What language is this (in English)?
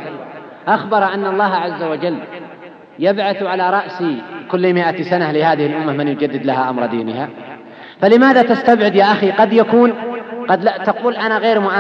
Arabic